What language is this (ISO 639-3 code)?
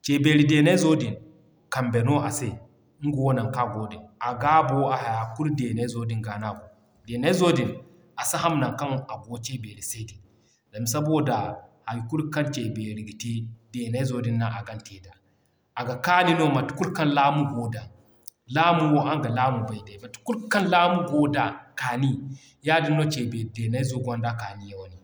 dje